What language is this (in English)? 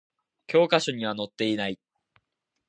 Japanese